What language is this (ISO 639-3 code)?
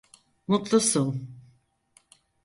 tur